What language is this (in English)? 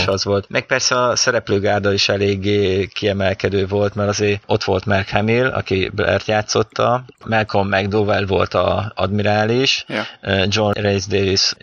Hungarian